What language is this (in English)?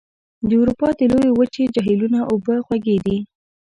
Pashto